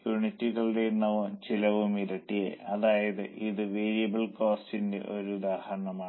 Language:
Malayalam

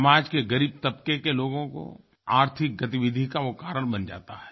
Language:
Hindi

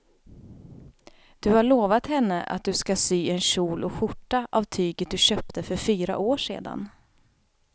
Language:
Swedish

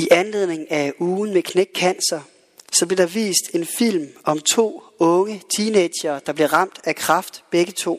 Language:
Danish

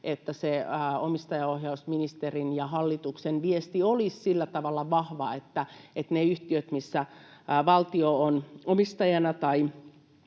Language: Finnish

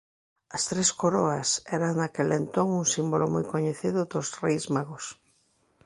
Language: Galician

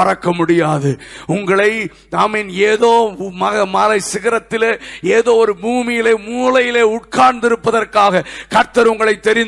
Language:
Tamil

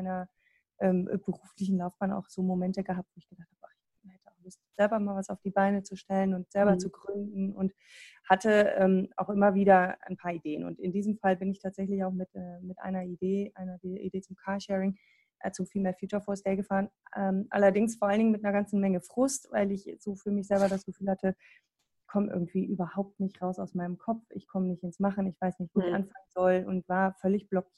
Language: German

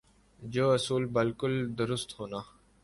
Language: Urdu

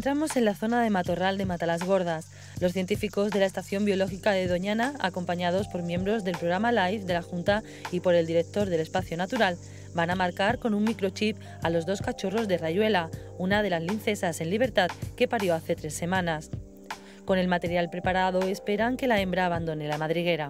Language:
Spanish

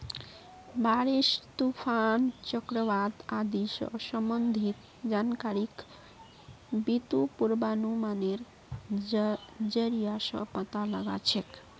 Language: Magahi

